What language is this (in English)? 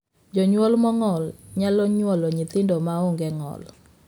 Luo (Kenya and Tanzania)